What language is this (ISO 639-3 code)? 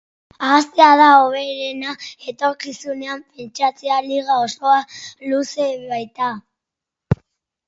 eus